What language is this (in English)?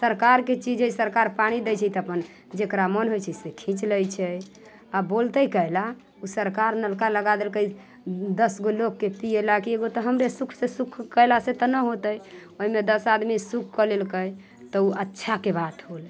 Maithili